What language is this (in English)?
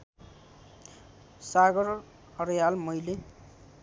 Nepali